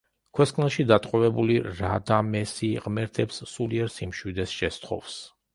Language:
Georgian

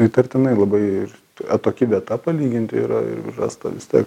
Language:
Lithuanian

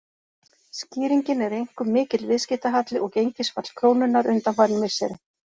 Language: Icelandic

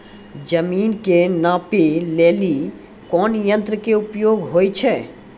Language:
Maithili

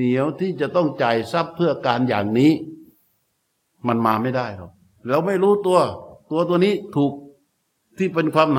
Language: Thai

